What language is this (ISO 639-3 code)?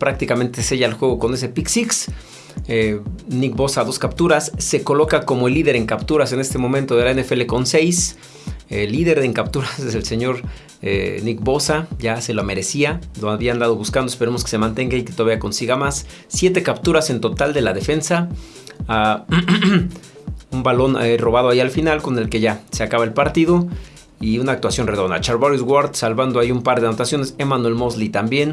spa